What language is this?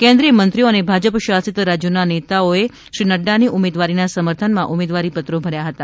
Gujarati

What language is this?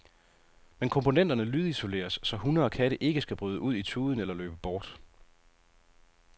Danish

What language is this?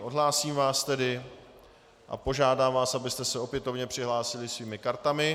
Czech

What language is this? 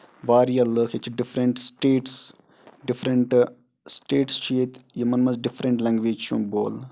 Kashmiri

